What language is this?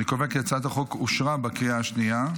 Hebrew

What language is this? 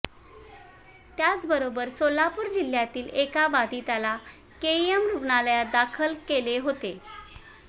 Marathi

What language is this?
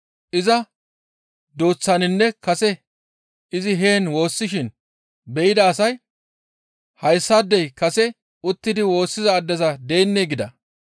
Gamo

